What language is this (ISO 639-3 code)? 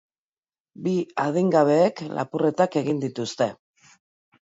eus